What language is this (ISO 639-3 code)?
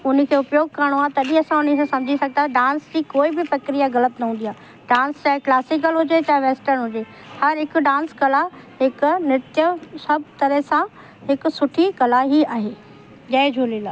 snd